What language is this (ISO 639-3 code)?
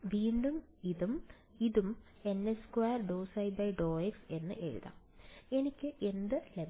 mal